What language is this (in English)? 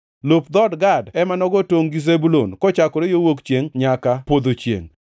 Luo (Kenya and Tanzania)